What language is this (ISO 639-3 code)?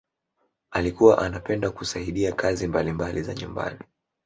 swa